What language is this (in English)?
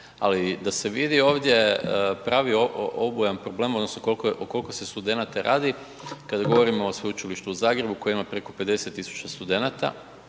Croatian